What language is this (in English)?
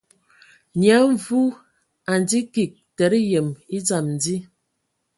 Ewondo